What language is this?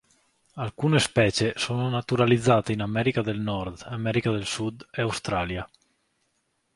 Italian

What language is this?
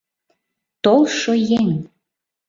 Mari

